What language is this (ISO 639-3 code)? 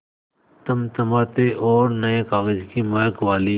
hin